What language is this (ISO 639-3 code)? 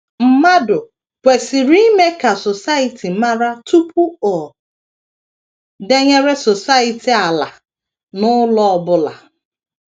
ibo